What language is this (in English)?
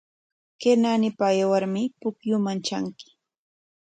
Corongo Ancash Quechua